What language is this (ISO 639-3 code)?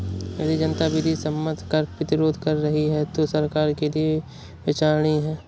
hin